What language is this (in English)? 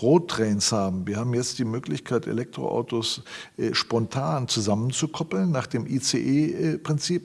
German